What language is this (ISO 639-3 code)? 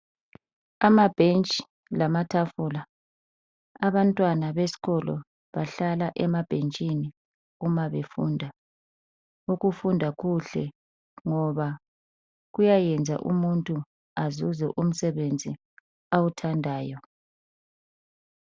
nde